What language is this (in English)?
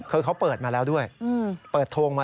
Thai